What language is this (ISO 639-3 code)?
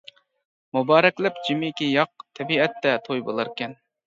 uig